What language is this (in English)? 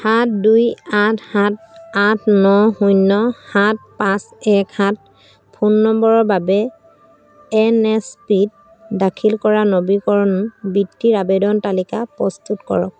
Assamese